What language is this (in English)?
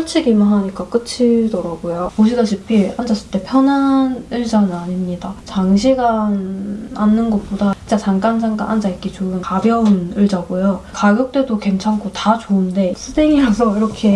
Korean